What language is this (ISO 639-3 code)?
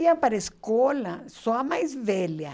por